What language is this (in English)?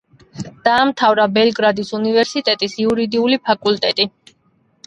Georgian